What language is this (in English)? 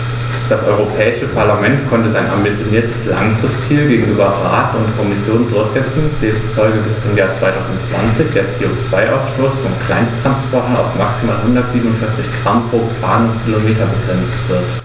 German